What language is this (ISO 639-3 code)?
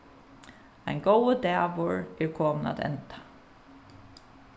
fao